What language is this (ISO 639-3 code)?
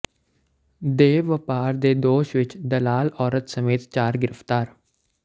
pan